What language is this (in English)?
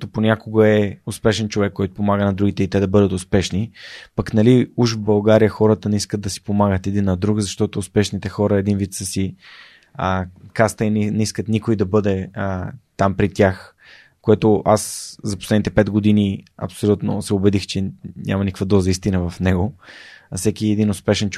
Bulgarian